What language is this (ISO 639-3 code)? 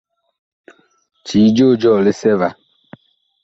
bkh